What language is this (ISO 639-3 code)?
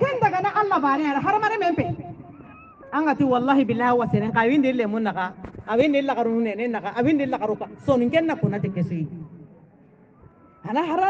por